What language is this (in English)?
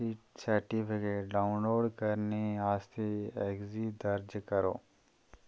Dogri